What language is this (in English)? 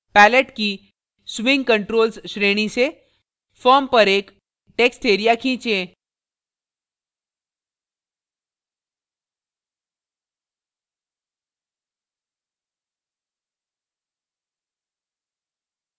Hindi